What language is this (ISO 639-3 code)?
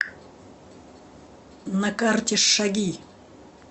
rus